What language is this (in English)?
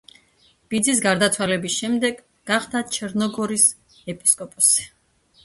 Georgian